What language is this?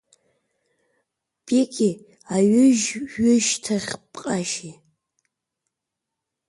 Abkhazian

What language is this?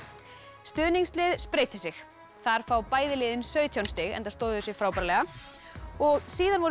Icelandic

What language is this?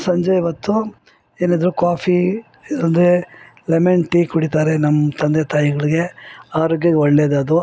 Kannada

